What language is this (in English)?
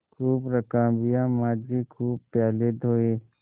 Hindi